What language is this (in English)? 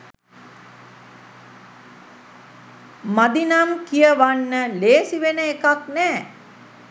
Sinhala